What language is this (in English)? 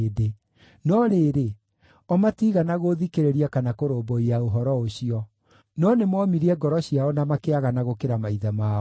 Kikuyu